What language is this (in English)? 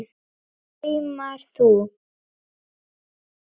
Icelandic